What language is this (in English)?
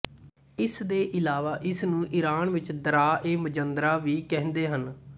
Punjabi